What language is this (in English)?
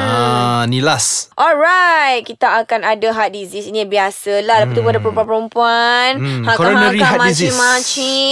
Malay